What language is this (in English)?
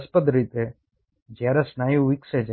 Gujarati